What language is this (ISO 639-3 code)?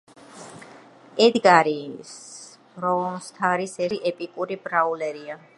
kat